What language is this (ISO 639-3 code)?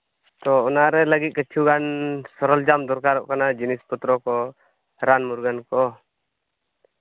sat